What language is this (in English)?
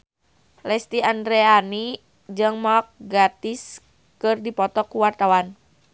Sundanese